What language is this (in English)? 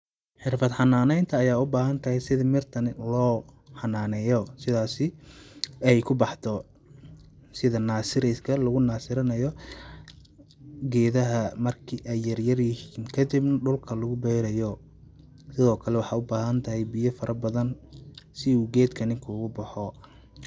Somali